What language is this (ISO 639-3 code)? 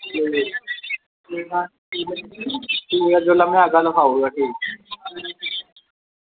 doi